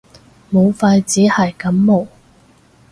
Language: Cantonese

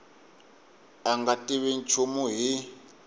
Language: Tsonga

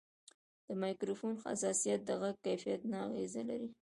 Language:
Pashto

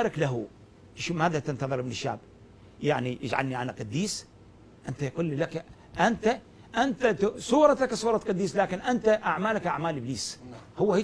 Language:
Arabic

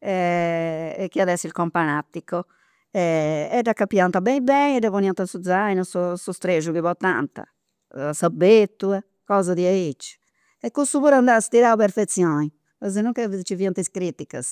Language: Campidanese Sardinian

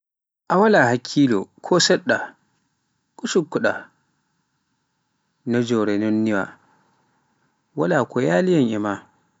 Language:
Pular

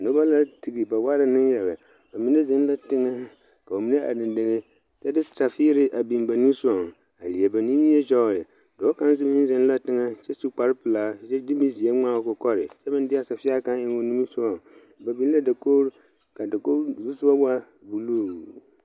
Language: Southern Dagaare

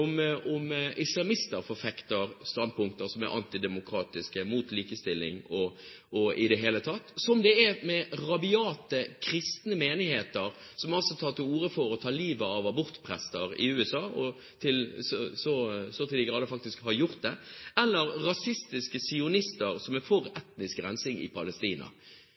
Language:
Norwegian Bokmål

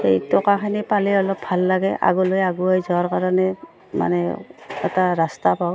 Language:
Assamese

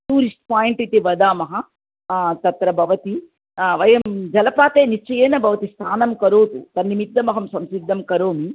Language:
Sanskrit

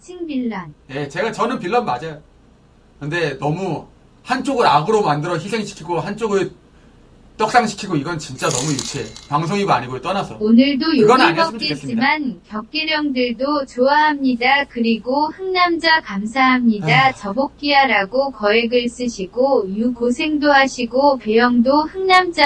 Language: Korean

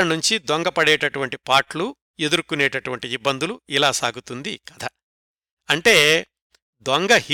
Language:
Telugu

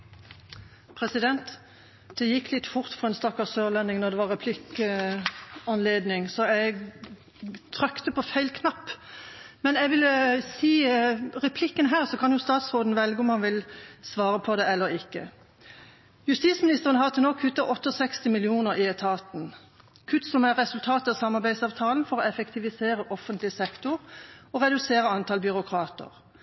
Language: Norwegian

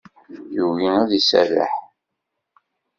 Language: Kabyle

